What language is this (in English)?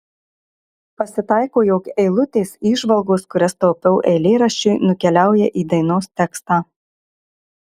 Lithuanian